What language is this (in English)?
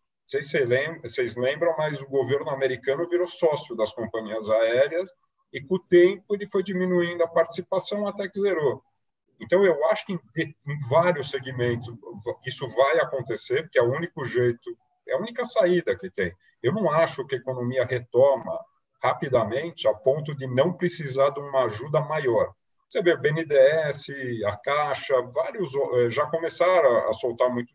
Portuguese